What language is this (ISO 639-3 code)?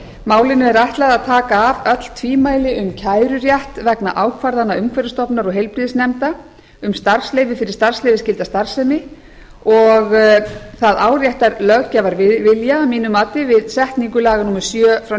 isl